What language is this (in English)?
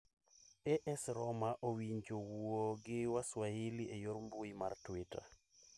Luo (Kenya and Tanzania)